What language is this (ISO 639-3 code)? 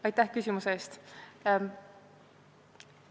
est